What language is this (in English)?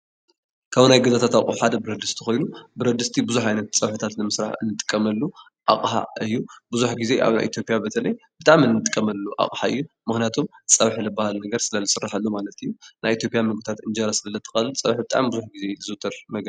Tigrinya